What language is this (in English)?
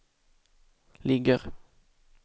Swedish